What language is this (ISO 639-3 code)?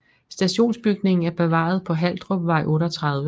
dan